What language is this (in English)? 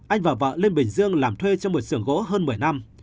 Vietnamese